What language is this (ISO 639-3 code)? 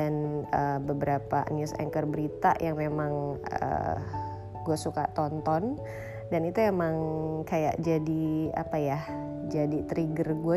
ind